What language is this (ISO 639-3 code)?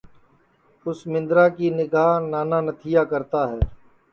ssi